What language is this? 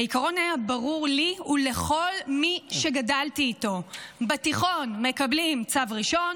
Hebrew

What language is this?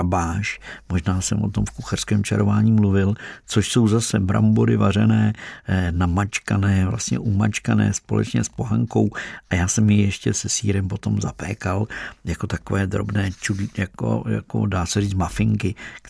Czech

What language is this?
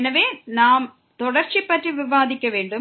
Tamil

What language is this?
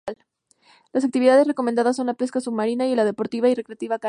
Spanish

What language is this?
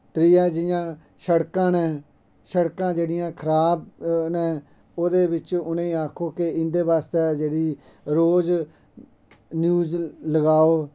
Dogri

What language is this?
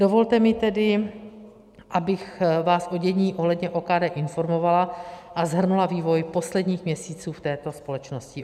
Czech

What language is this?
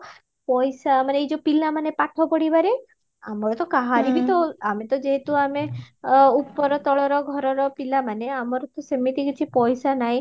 Odia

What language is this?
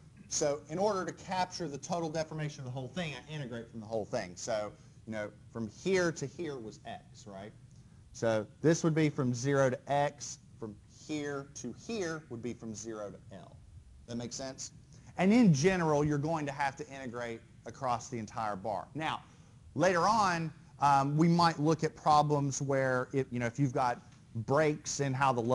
English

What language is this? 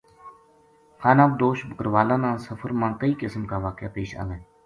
Gujari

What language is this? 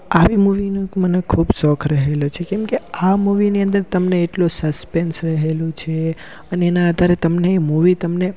Gujarati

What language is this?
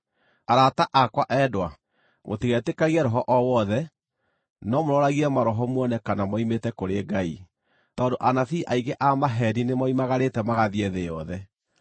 Kikuyu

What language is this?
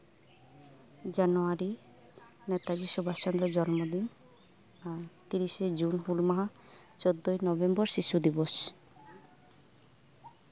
Santali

